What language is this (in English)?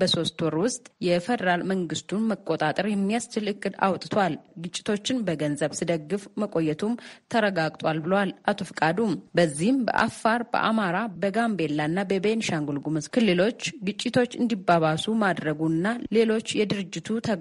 Romanian